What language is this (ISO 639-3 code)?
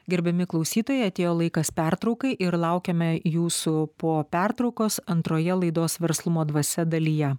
lit